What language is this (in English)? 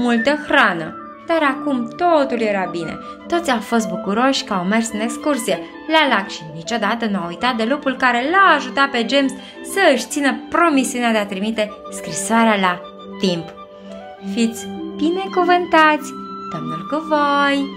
Romanian